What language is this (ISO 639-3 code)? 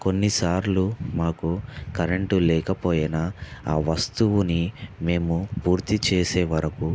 tel